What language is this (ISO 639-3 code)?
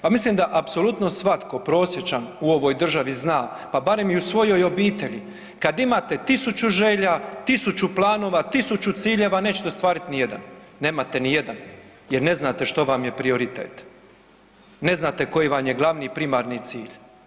hrv